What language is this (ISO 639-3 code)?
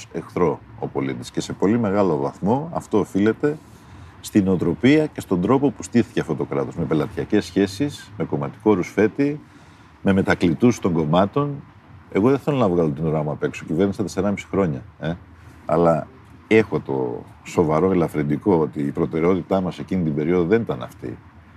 ell